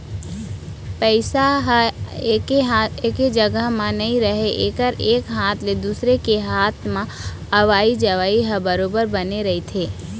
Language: Chhattisgarhi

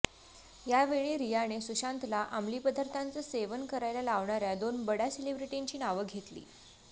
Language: Marathi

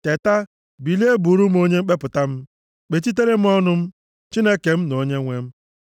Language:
Igbo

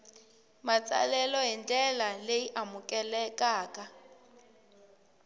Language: Tsonga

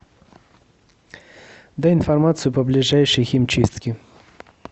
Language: Russian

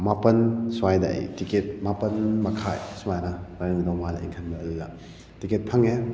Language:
Manipuri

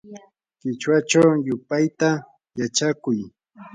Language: Yanahuanca Pasco Quechua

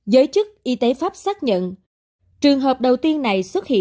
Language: Vietnamese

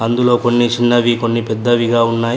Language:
Telugu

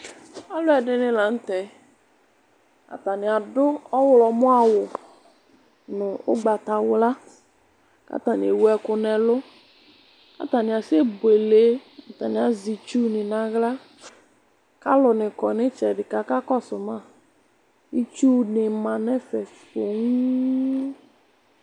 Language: Ikposo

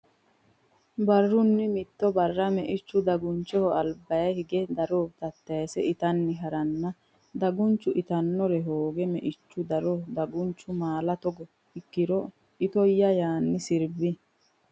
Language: Sidamo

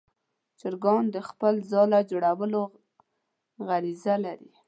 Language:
Pashto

